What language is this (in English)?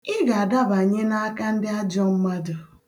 Igbo